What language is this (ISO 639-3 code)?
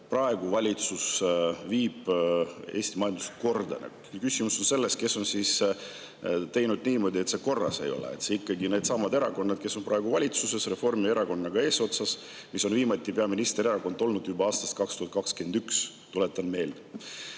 est